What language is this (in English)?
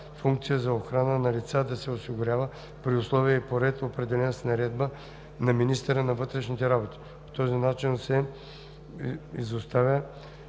Bulgarian